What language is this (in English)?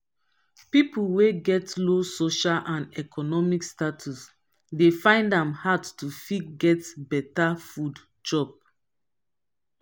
Nigerian Pidgin